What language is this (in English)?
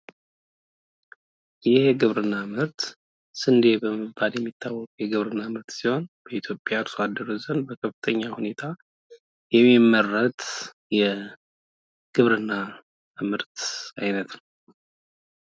Amharic